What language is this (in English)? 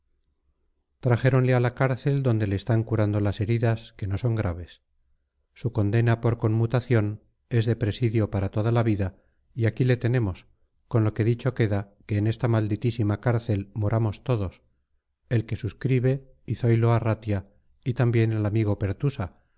Spanish